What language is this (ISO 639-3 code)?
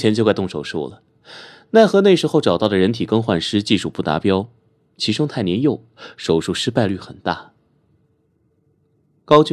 zho